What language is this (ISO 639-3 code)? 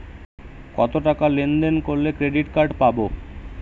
ben